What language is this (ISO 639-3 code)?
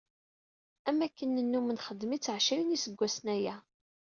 kab